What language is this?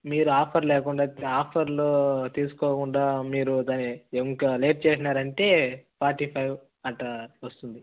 Telugu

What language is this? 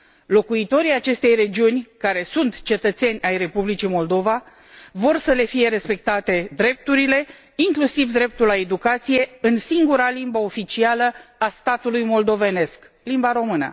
Romanian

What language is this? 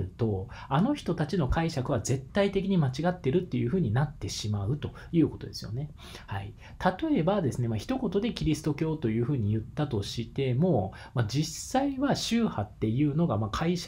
Japanese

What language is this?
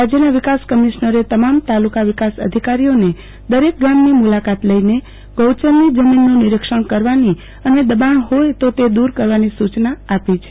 Gujarati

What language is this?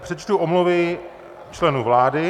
Czech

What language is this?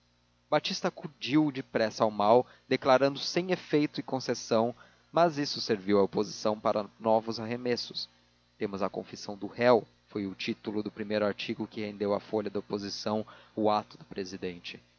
Portuguese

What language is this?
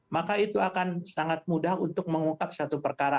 Indonesian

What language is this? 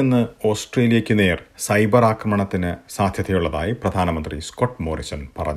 Malayalam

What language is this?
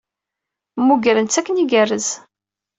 Kabyle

